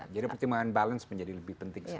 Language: Indonesian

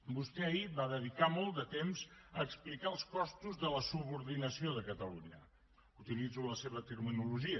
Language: Catalan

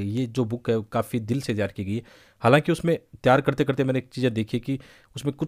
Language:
Hindi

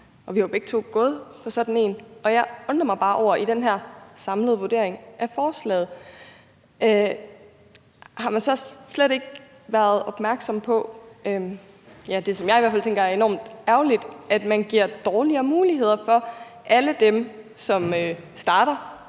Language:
Danish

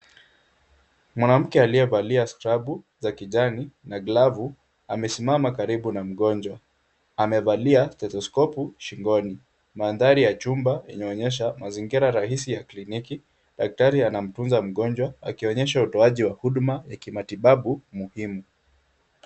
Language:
Swahili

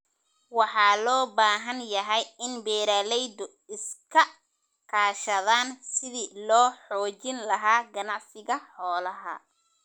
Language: Somali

